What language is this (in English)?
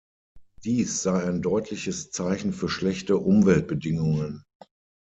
German